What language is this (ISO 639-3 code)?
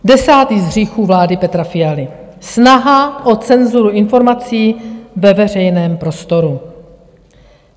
ces